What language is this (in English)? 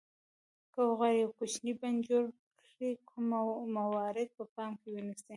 Pashto